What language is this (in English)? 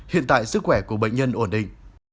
Vietnamese